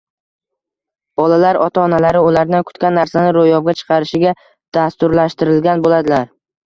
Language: Uzbek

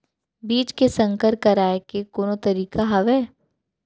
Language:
Chhattisgarhi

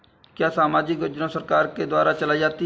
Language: Hindi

